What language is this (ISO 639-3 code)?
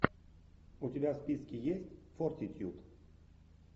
rus